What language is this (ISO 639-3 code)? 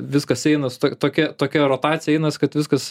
lit